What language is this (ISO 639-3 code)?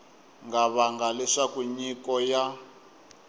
tso